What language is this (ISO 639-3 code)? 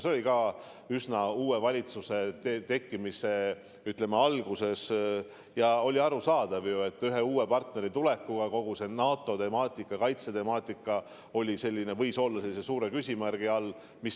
est